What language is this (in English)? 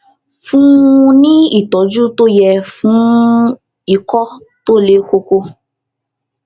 Yoruba